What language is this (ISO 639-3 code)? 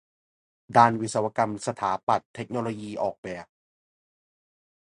tha